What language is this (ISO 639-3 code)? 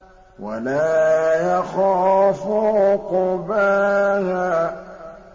ara